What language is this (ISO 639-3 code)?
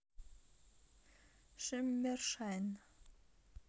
rus